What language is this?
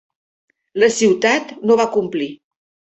Catalan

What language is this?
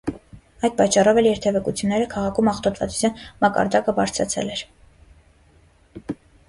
Armenian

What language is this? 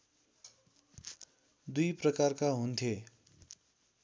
Nepali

